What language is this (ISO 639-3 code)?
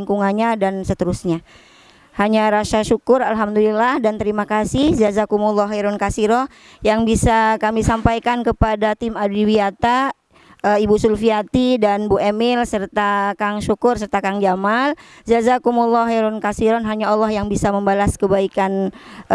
ind